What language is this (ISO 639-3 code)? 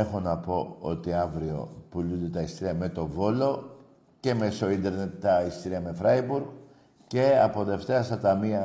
ell